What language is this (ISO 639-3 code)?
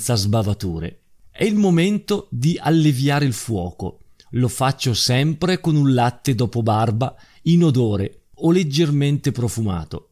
ita